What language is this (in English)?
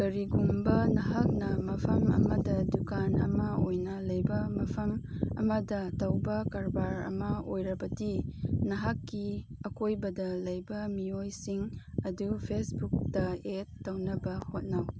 Manipuri